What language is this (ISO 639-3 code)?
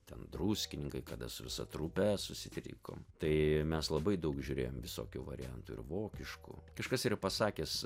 lit